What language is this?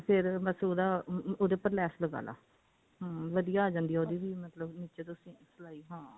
Punjabi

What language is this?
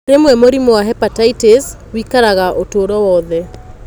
Kikuyu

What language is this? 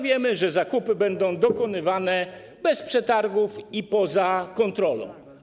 Polish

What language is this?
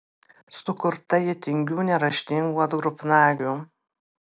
Lithuanian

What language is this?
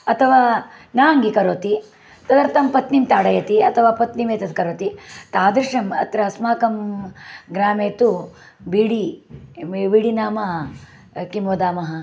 Sanskrit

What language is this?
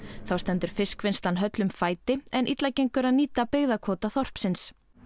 Icelandic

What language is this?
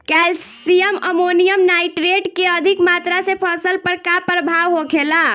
Bhojpuri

